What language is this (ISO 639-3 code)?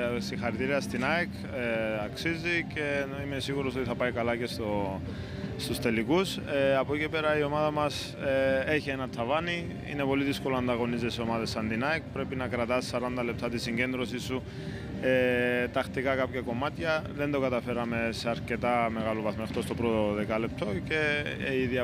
ell